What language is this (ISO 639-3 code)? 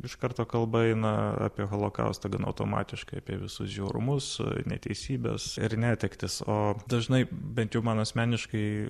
lit